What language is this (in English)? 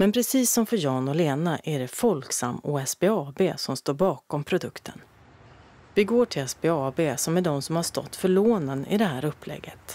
Swedish